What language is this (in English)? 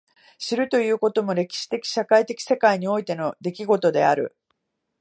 Japanese